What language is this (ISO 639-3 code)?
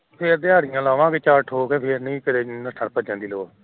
pan